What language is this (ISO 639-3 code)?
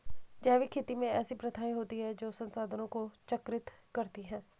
hin